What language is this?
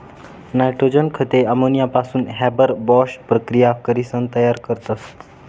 Marathi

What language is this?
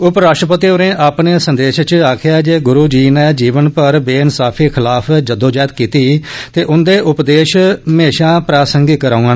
Dogri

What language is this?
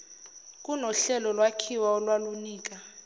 Zulu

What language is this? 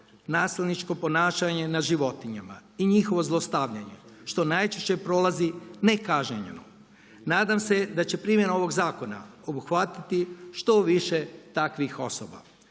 Croatian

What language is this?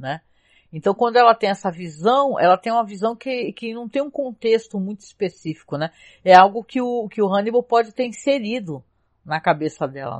Portuguese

